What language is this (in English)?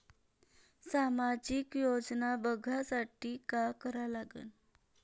Marathi